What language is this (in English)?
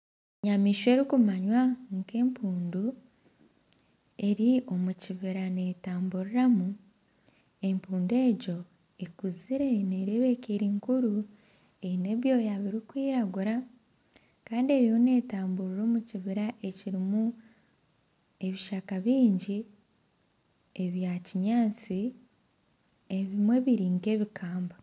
Nyankole